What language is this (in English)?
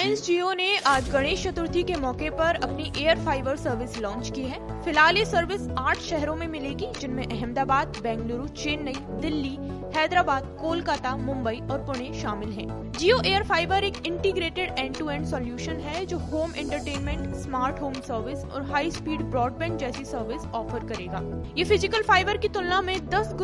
Hindi